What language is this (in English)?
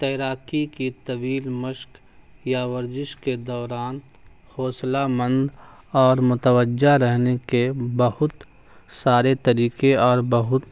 Urdu